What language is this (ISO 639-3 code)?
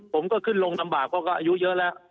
tha